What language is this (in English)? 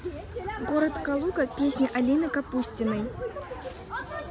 Russian